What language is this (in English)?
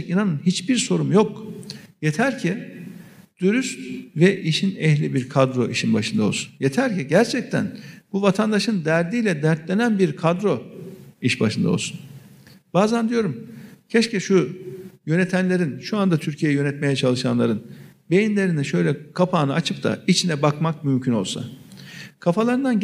Turkish